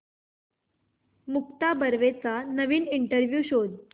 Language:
Marathi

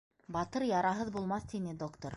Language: Bashkir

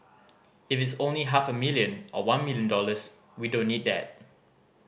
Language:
English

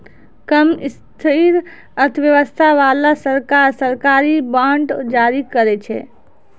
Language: Maithili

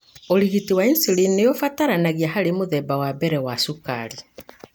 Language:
Kikuyu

